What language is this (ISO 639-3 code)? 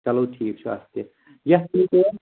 kas